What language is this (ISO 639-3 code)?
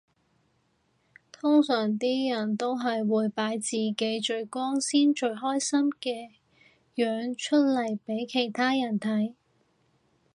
yue